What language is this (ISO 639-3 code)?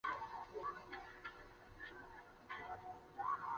zho